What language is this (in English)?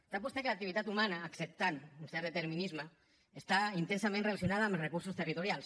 Catalan